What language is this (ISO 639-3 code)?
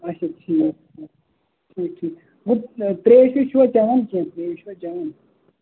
kas